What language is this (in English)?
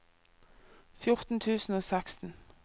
Norwegian